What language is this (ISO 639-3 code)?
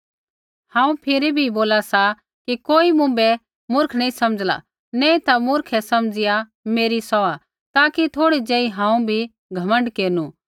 kfx